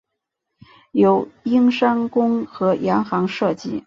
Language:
Chinese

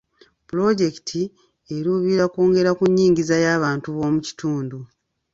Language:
Ganda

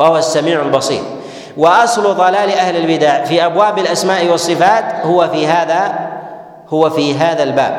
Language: Arabic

